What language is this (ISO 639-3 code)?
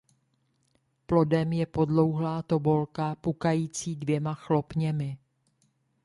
ces